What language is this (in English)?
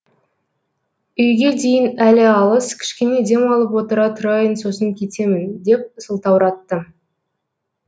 Kazakh